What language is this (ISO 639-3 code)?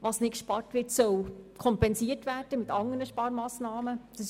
gsw